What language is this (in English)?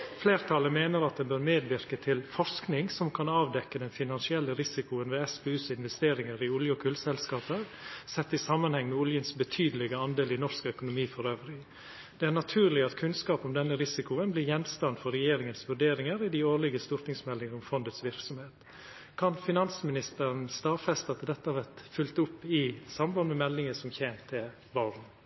Norwegian Nynorsk